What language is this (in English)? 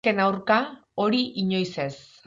Basque